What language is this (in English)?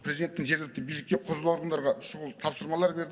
Kazakh